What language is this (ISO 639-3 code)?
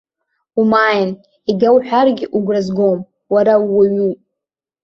abk